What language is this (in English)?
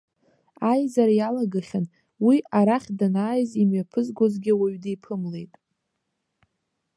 Abkhazian